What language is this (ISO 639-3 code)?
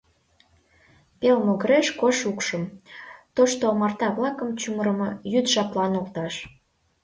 chm